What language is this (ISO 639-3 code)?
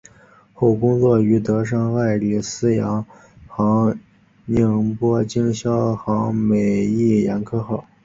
zho